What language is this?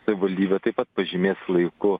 Lithuanian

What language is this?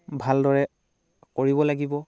Assamese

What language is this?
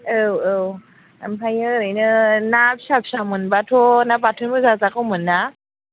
Bodo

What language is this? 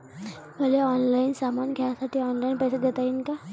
Marathi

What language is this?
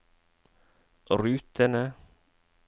Norwegian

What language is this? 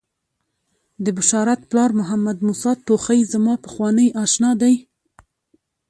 Pashto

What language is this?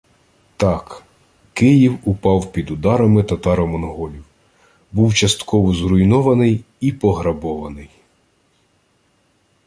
Ukrainian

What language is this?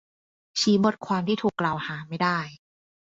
Thai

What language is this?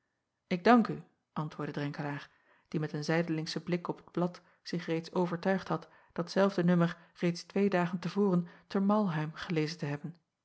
Dutch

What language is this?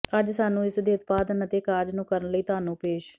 Punjabi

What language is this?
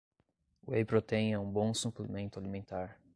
Portuguese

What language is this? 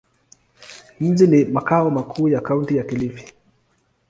Swahili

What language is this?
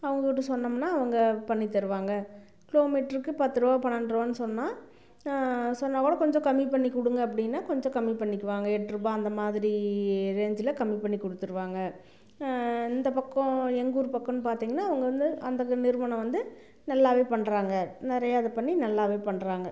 Tamil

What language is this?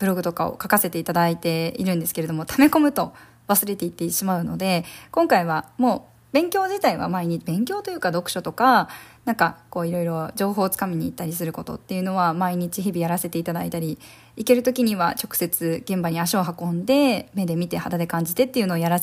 Japanese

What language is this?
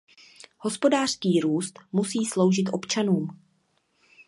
Czech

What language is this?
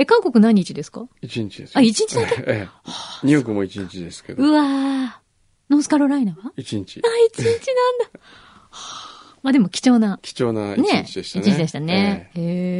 Japanese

